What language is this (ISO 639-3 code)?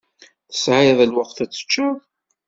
kab